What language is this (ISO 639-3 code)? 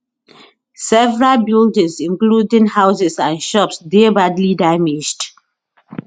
pcm